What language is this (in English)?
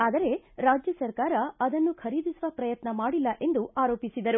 Kannada